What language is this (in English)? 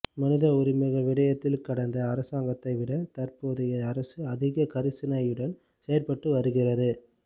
Tamil